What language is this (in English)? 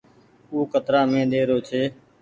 Goaria